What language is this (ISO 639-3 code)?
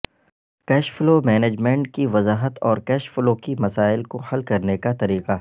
urd